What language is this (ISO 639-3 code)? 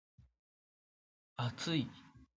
jpn